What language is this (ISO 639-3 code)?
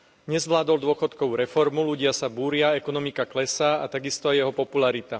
slk